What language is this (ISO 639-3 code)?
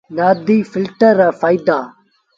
sbn